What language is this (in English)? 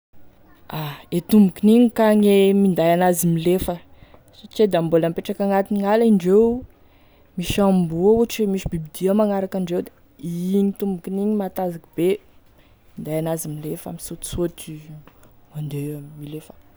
Tesaka Malagasy